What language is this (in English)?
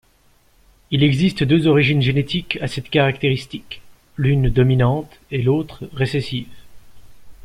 French